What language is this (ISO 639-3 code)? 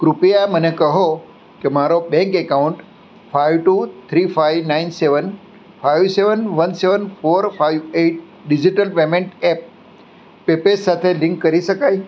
guj